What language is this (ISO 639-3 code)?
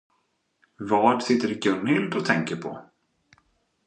swe